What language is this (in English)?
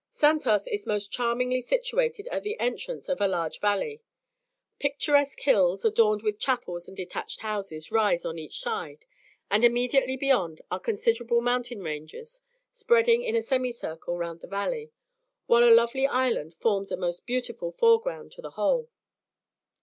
English